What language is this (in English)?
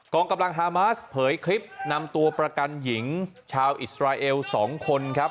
Thai